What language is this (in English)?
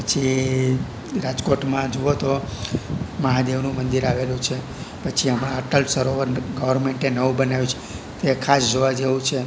Gujarati